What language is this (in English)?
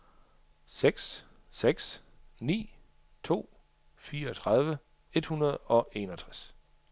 Danish